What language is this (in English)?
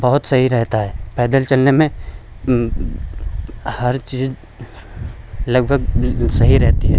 Hindi